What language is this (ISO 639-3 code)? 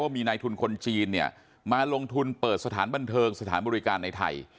tha